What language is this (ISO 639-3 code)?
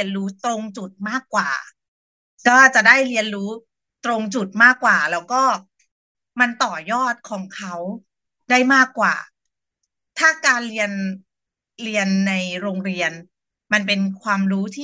tha